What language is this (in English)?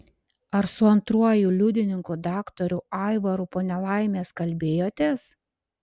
Lithuanian